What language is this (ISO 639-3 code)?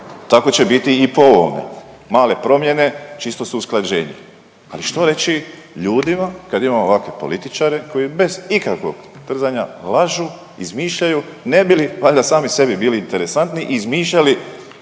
hrv